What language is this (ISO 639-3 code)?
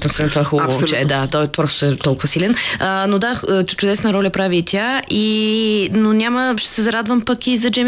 bul